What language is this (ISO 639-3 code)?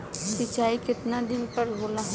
bho